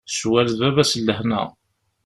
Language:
Kabyle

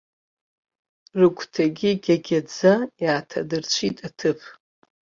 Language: Abkhazian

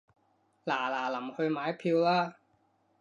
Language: Cantonese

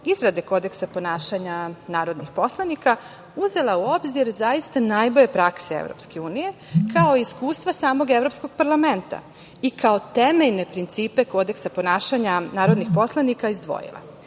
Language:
Serbian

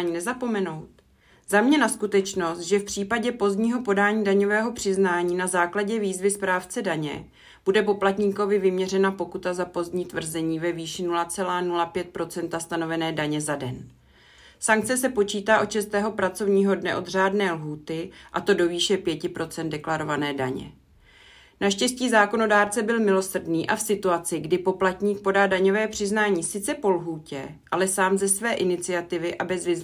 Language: Czech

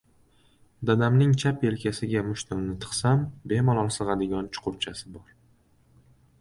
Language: Uzbek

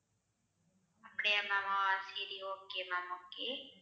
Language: Tamil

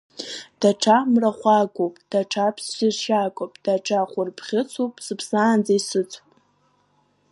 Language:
Abkhazian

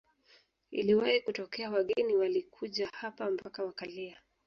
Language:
Swahili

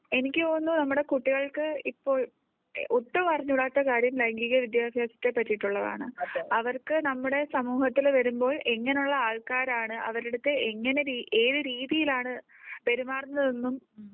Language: Malayalam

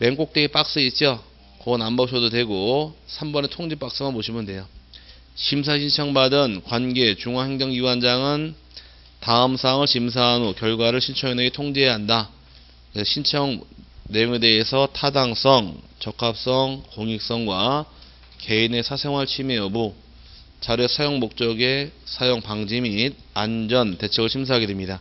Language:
Korean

